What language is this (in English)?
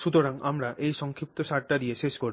Bangla